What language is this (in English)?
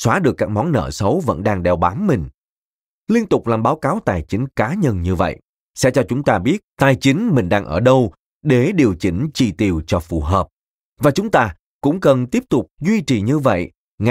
Vietnamese